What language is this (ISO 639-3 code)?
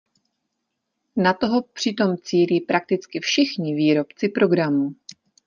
ces